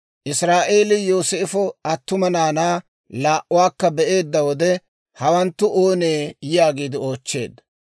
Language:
Dawro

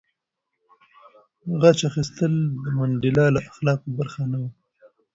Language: Pashto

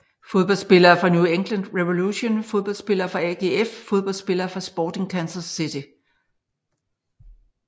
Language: Danish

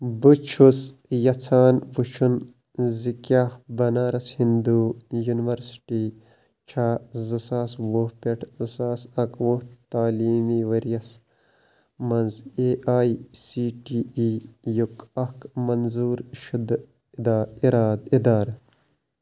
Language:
Kashmiri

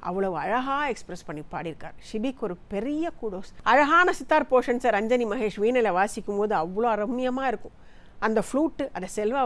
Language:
Tamil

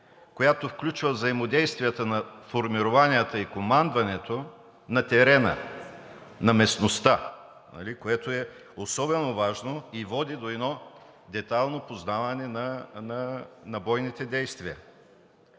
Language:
Bulgarian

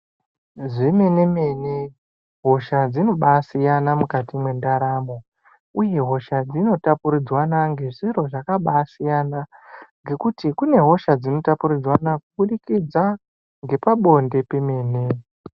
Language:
Ndau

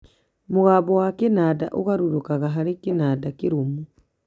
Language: Kikuyu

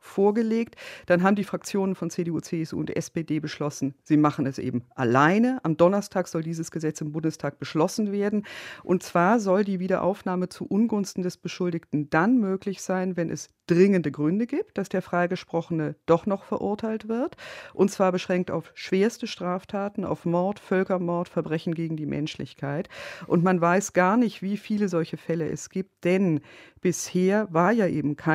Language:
German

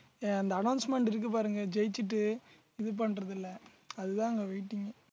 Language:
Tamil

